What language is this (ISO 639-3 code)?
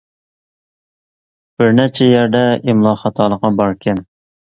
uig